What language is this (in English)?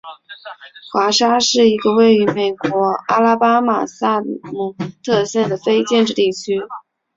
Chinese